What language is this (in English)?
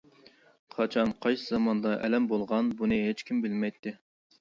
Uyghur